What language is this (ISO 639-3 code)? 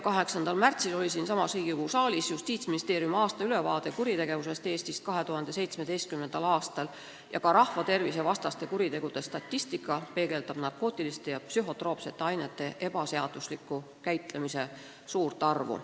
est